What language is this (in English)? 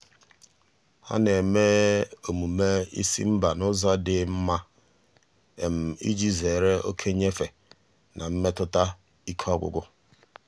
Igbo